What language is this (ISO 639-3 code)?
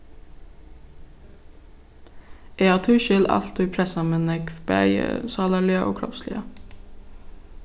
fao